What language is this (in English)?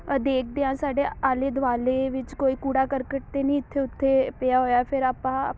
Punjabi